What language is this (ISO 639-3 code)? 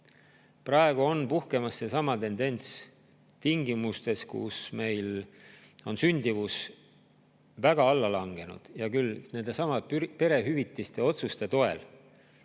est